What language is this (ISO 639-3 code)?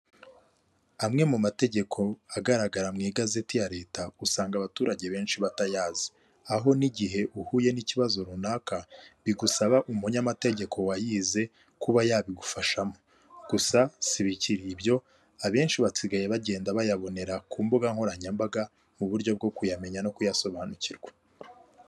kin